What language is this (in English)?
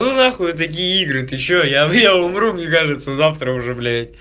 Russian